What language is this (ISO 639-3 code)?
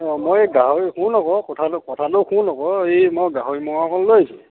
asm